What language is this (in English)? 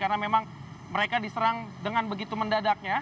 Indonesian